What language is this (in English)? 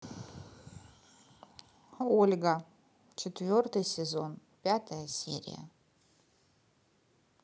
Russian